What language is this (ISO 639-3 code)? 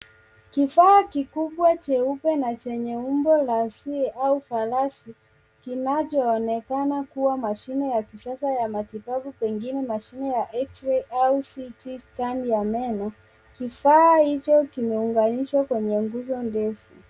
swa